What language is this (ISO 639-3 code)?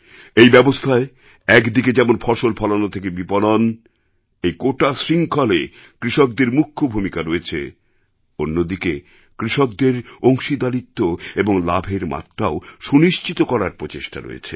ben